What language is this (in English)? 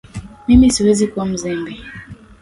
Swahili